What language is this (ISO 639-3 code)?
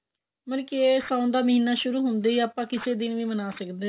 pan